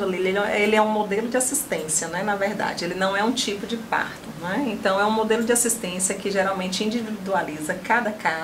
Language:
Portuguese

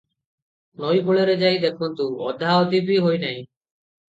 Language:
Odia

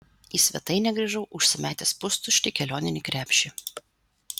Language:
Lithuanian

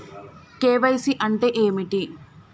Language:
Telugu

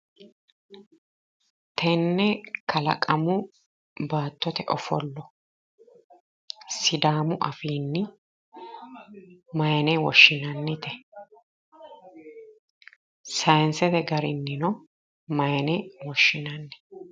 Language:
Sidamo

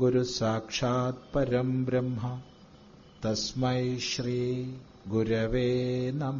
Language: Malayalam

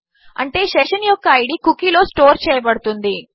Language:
Telugu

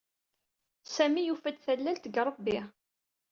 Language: Kabyle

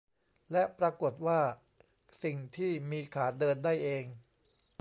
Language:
Thai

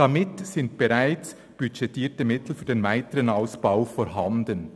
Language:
Swiss German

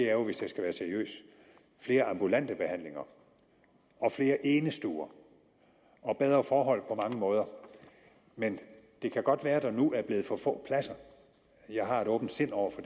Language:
Danish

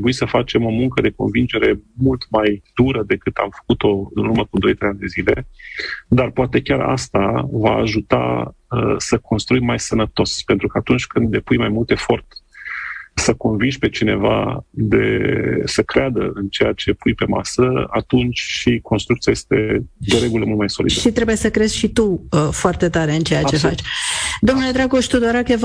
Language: Romanian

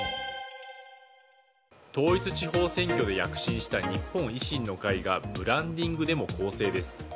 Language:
Japanese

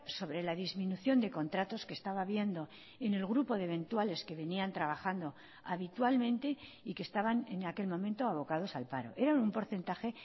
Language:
Spanish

